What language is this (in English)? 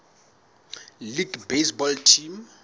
Southern Sotho